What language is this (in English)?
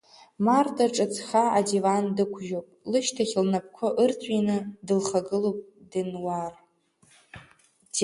Abkhazian